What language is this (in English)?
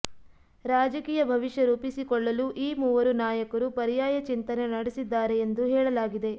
Kannada